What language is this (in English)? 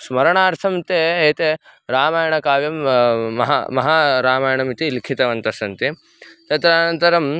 Sanskrit